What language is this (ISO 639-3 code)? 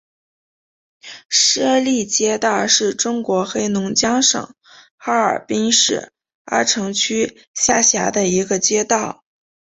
zho